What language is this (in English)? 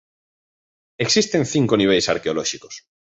Galician